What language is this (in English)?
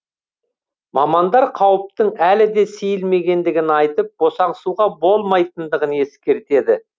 Kazakh